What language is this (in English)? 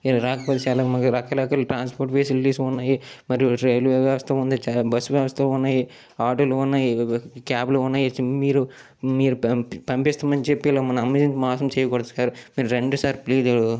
Telugu